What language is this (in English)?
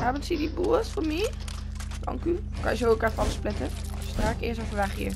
Dutch